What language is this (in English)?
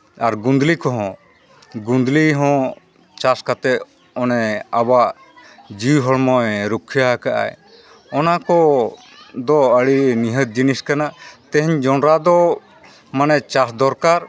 Santali